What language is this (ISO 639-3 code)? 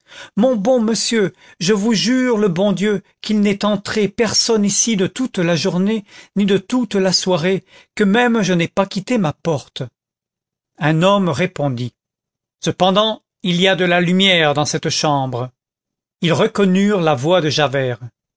fra